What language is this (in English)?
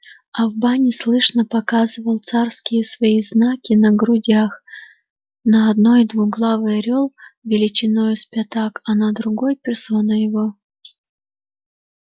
Russian